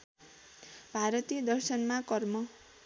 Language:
Nepali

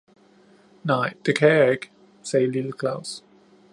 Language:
Danish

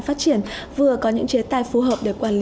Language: Vietnamese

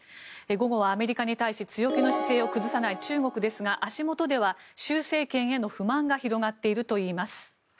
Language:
Japanese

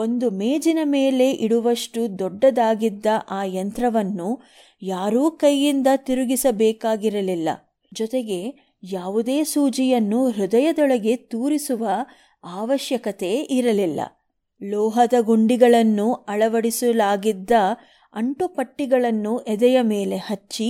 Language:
Kannada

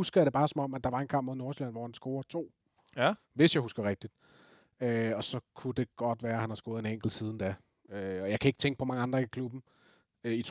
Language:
Danish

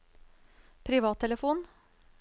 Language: Norwegian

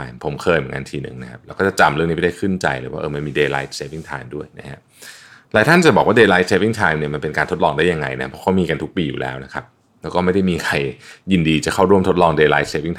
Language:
Thai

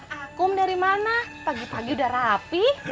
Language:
Indonesian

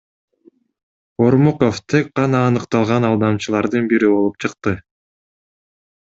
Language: Kyrgyz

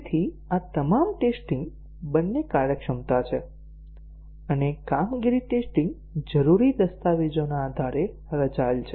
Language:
Gujarati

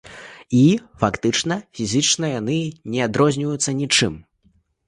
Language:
Belarusian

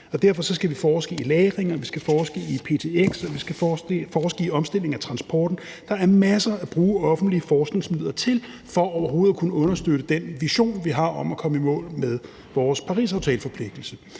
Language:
Danish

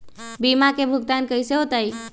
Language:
Magahi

